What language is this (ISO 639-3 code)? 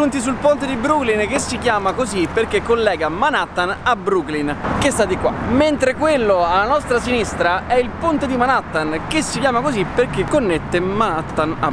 ita